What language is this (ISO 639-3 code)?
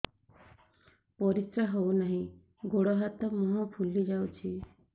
ori